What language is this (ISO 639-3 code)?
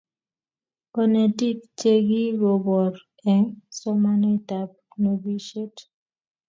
kln